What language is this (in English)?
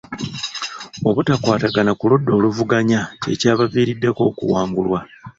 Ganda